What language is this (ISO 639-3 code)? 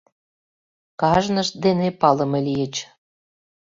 chm